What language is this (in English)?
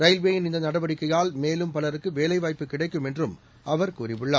Tamil